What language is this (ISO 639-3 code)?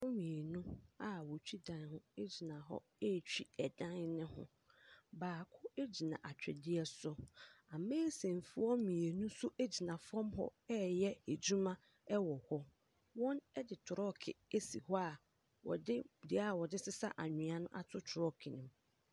aka